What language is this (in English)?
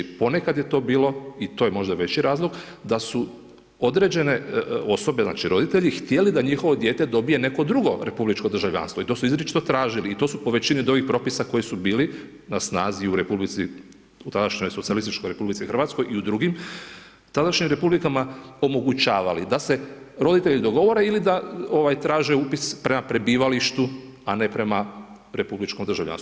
Croatian